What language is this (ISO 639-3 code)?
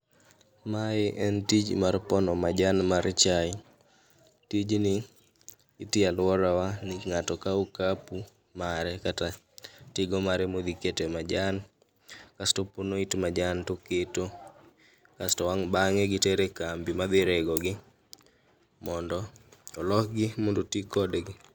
luo